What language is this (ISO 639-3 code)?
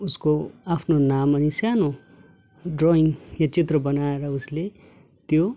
nep